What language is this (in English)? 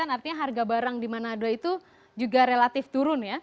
Indonesian